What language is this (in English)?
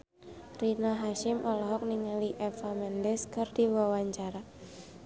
Sundanese